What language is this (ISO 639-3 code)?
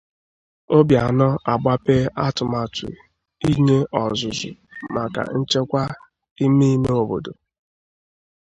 ibo